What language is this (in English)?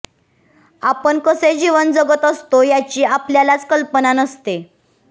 Marathi